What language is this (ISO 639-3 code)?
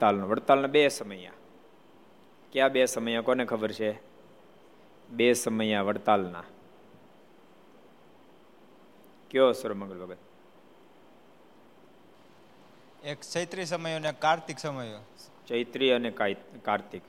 guj